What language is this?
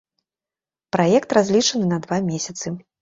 Belarusian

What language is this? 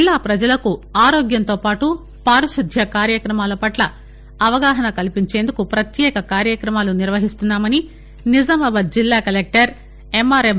Telugu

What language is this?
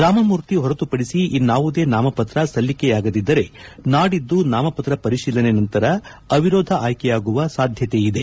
Kannada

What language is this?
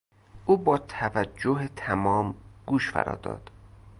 Persian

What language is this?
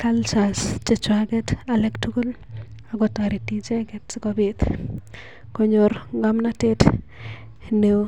Kalenjin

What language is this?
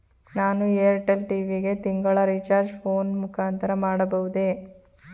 Kannada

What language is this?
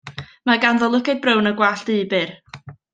Welsh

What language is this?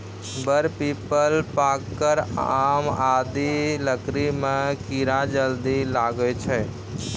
Maithili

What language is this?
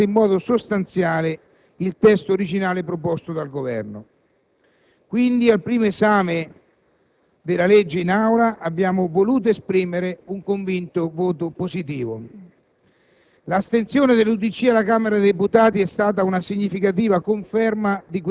Italian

